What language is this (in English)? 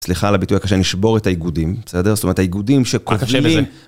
Hebrew